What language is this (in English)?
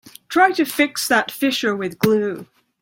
English